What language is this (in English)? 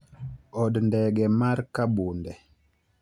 Luo (Kenya and Tanzania)